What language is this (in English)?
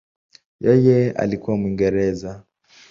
Swahili